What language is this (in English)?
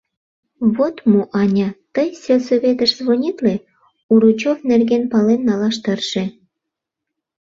Mari